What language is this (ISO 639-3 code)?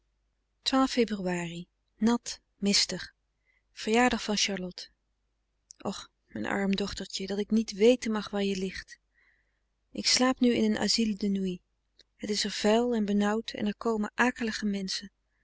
nld